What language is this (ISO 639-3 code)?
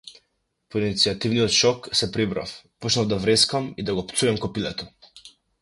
mkd